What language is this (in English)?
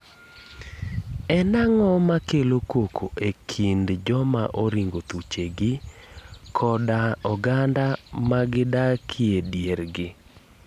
Luo (Kenya and Tanzania)